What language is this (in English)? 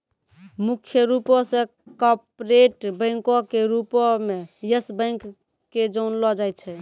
Maithili